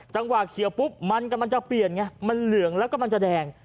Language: Thai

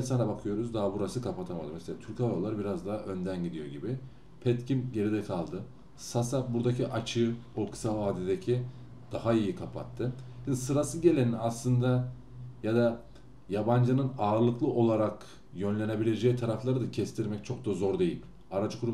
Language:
Turkish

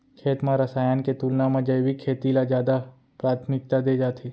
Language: Chhattisgarhi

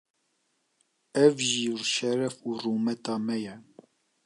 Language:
Kurdish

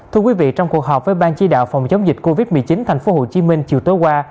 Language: Vietnamese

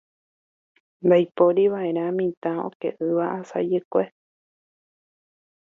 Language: Guarani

